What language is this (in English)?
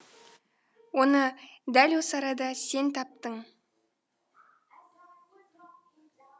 Kazakh